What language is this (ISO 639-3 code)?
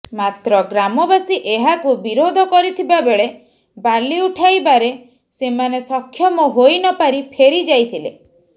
ori